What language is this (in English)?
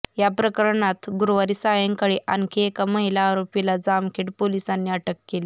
Marathi